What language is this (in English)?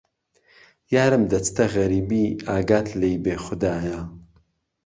Central Kurdish